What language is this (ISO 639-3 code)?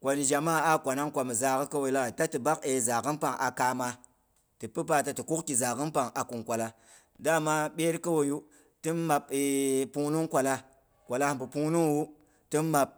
bux